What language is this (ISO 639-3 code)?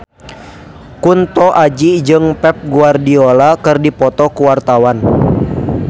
sun